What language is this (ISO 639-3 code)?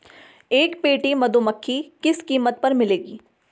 hin